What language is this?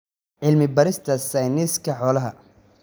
Somali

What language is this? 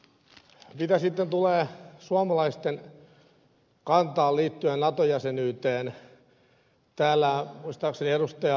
Finnish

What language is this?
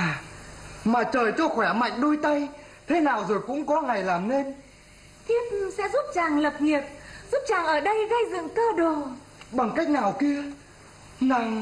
Vietnamese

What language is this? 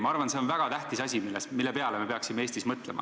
Estonian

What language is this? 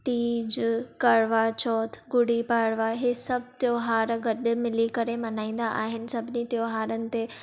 Sindhi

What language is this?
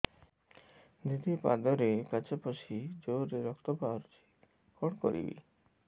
Odia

